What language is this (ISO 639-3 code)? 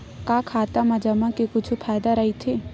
hne